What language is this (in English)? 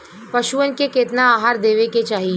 Bhojpuri